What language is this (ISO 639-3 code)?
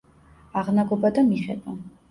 kat